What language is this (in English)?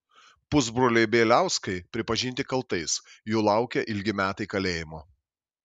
Lithuanian